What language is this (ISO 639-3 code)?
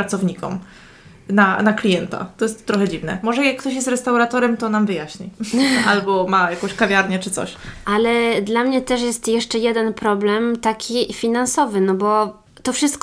pol